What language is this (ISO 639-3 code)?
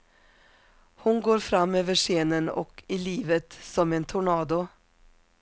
swe